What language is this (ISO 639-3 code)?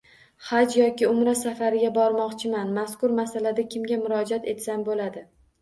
uzb